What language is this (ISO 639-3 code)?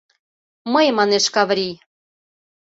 chm